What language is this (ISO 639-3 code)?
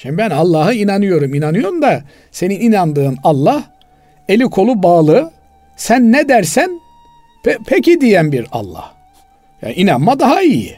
tur